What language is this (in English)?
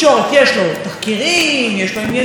Hebrew